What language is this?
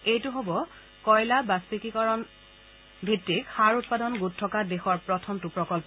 Assamese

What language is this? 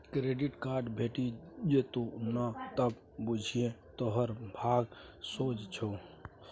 Maithili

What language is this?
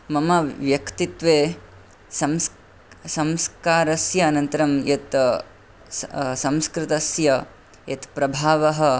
Sanskrit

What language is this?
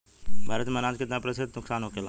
Bhojpuri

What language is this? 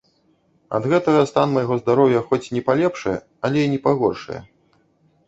Belarusian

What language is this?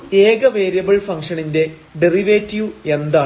Malayalam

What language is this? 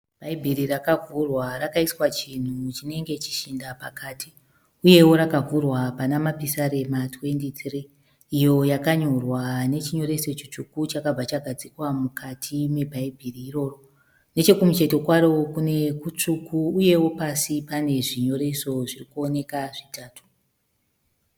Shona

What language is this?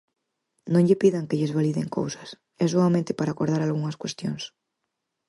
Galician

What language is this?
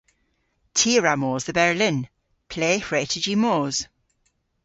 Cornish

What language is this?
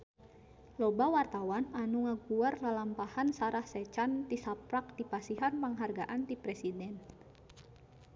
Sundanese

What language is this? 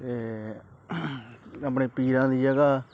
Punjabi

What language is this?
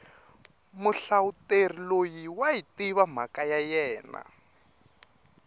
Tsonga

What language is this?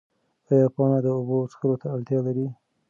Pashto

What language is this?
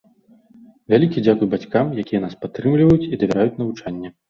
Belarusian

